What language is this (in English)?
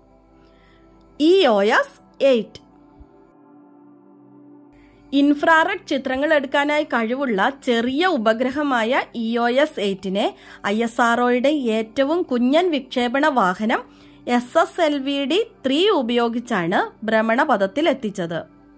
Malayalam